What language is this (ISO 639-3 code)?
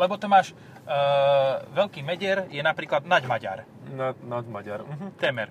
slk